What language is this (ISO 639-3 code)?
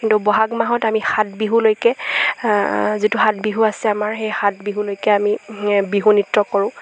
asm